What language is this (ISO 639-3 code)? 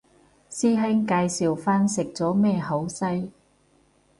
yue